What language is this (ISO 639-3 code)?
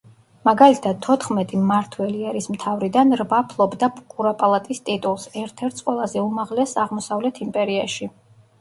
kat